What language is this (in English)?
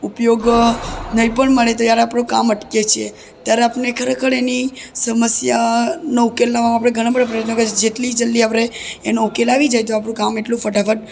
Gujarati